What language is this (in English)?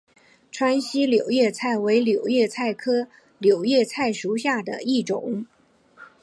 Chinese